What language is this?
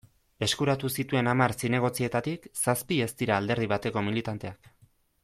Basque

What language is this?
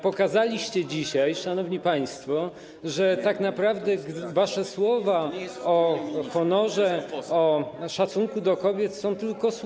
Polish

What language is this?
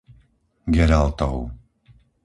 Slovak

